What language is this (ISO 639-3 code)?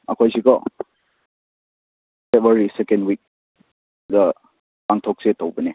mni